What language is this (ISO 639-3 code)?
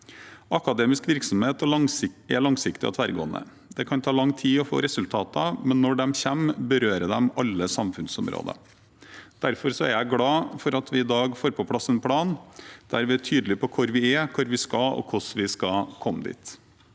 nor